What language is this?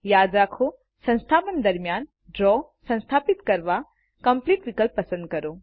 Gujarati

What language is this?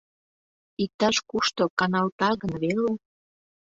Mari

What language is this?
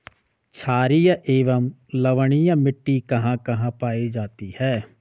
Hindi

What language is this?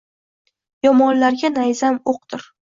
Uzbek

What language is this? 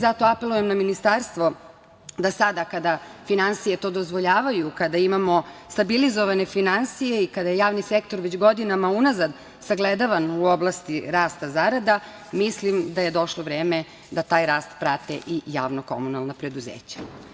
Serbian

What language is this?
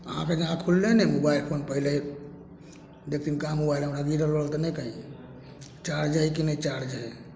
Maithili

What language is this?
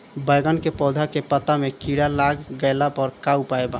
Bhojpuri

